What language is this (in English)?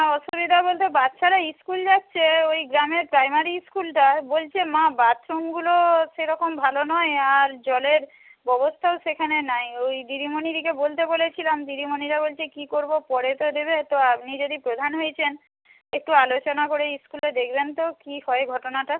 Bangla